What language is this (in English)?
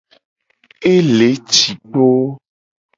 Gen